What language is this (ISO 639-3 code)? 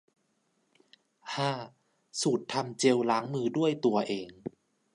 tha